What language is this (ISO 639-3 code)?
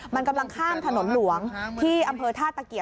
tha